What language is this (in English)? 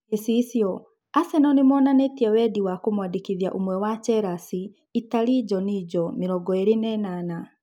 Kikuyu